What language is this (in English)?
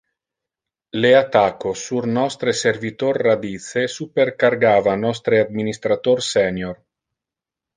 Interlingua